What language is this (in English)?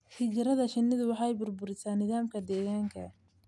Somali